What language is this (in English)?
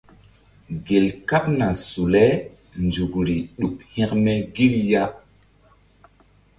Mbum